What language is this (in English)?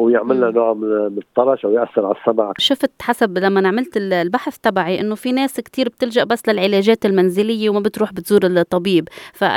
Arabic